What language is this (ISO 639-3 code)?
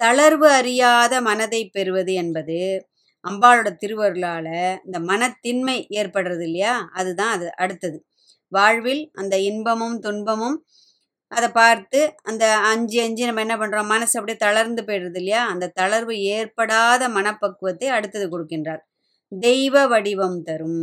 tam